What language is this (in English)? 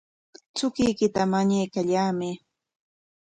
Corongo Ancash Quechua